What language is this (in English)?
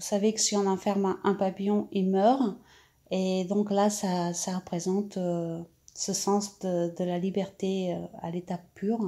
French